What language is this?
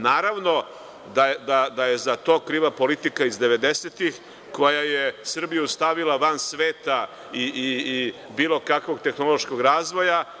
Serbian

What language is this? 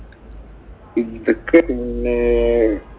Malayalam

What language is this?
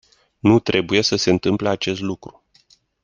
Romanian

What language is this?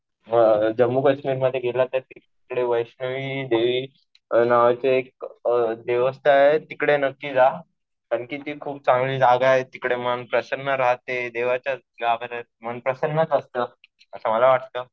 Marathi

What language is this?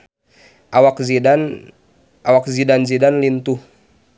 Sundanese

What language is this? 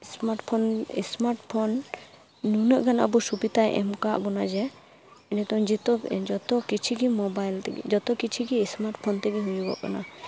Santali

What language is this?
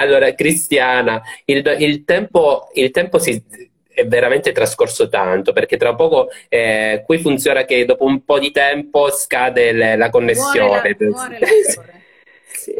Italian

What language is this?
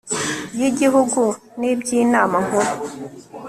Kinyarwanda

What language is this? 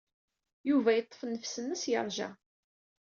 Kabyle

